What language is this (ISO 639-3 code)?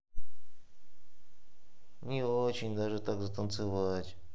rus